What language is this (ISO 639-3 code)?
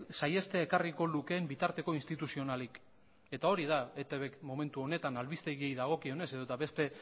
eus